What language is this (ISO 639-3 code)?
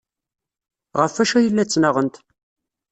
kab